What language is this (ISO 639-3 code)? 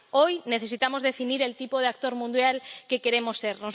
spa